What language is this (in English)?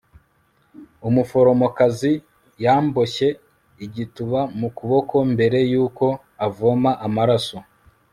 Kinyarwanda